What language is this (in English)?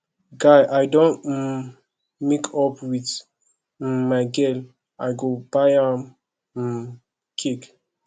Nigerian Pidgin